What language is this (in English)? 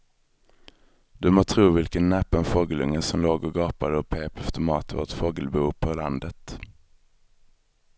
Swedish